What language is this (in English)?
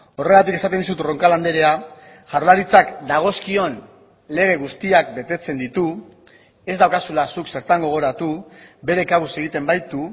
Basque